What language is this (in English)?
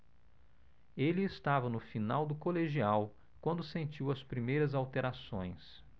Portuguese